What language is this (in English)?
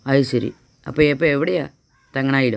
Malayalam